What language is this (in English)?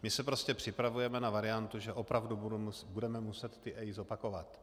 Czech